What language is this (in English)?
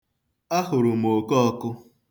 Igbo